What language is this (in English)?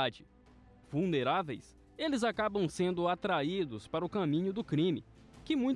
Portuguese